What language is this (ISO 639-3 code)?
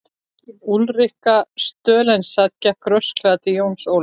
isl